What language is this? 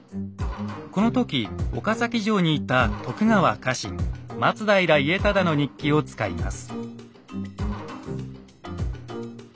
Japanese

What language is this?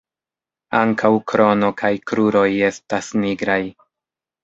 Esperanto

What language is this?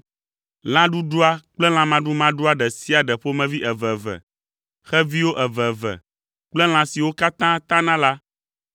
Ewe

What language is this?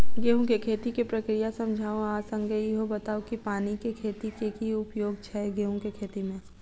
Maithili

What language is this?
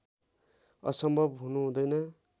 Nepali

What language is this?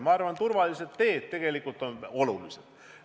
Estonian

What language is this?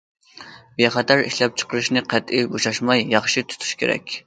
Uyghur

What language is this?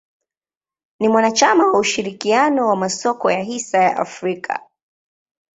Swahili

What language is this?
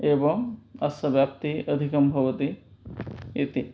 Sanskrit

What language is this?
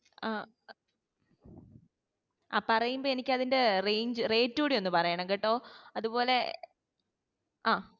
Malayalam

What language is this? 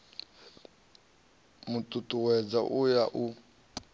Venda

